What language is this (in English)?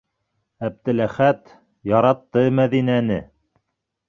Bashkir